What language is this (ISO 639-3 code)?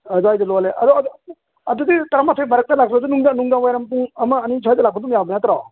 mni